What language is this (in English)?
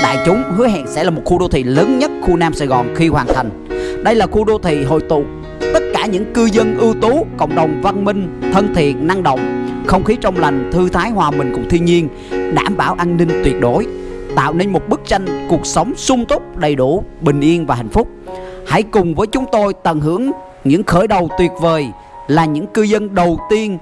Vietnamese